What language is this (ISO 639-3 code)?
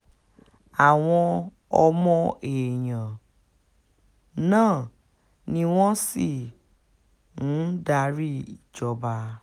yor